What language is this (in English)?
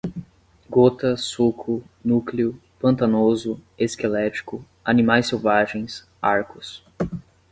Portuguese